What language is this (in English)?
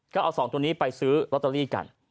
Thai